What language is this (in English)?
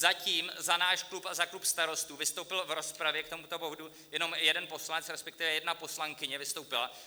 Czech